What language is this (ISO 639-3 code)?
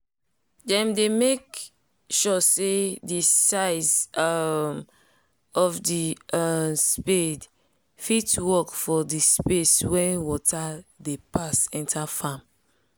pcm